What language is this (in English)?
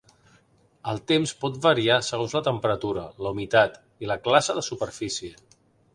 Catalan